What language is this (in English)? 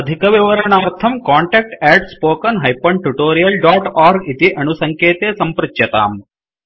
Sanskrit